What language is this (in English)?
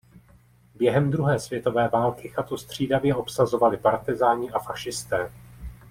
Czech